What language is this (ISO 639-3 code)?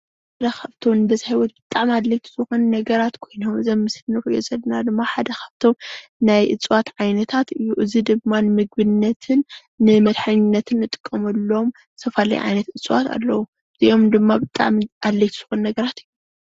tir